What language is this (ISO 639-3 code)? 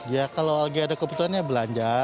ind